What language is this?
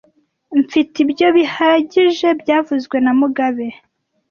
Kinyarwanda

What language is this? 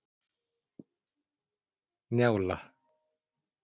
Icelandic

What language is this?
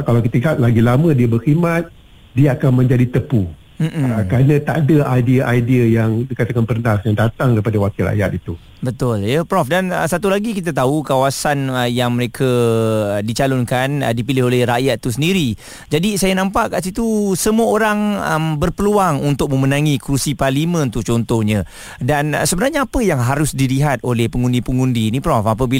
Malay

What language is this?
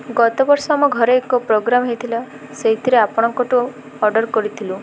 Odia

